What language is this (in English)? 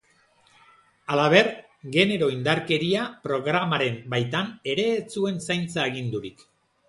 Basque